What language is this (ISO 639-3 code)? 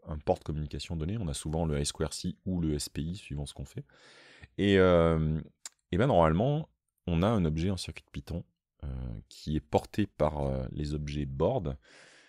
fra